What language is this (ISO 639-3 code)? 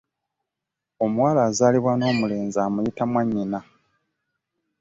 lug